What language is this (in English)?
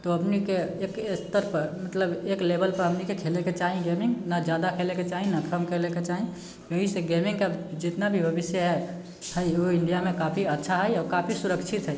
Maithili